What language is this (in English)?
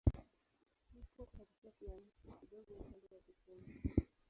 Swahili